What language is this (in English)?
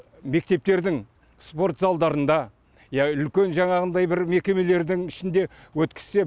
Kazakh